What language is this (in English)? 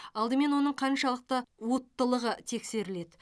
Kazakh